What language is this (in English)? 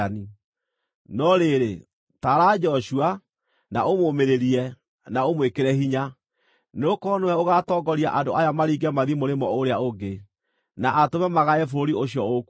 Kikuyu